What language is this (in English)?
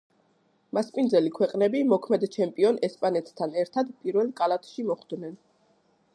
Georgian